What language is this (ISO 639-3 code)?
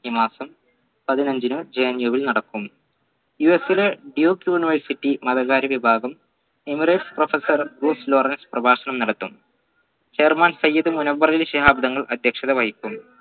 mal